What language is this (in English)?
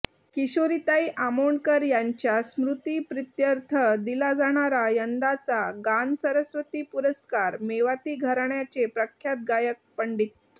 Marathi